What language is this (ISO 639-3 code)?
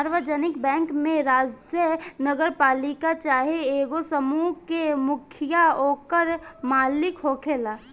bho